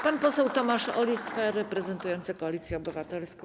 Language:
Polish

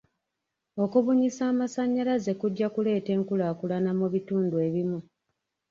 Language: Ganda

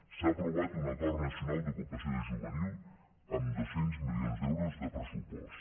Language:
Catalan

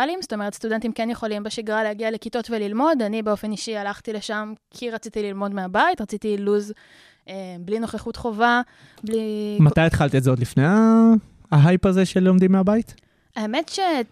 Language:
Hebrew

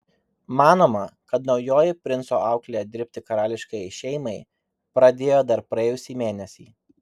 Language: Lithuanian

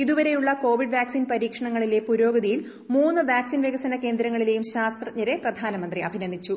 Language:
Malayalam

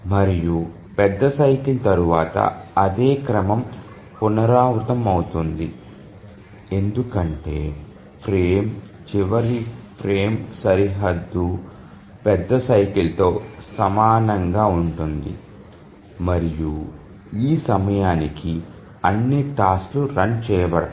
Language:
Telugu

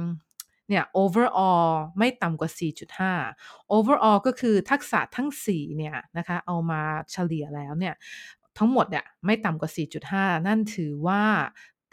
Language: Thai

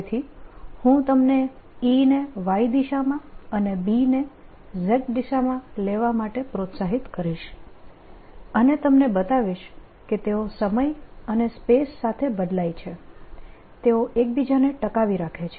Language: Gujarati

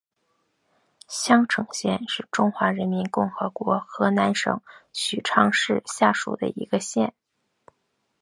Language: Chinese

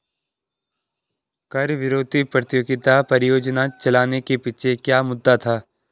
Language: Hindi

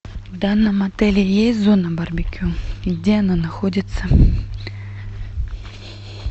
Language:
Russian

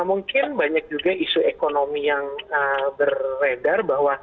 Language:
Indonesian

